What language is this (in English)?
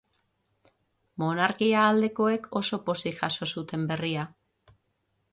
Basque